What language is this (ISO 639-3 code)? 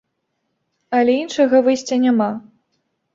bel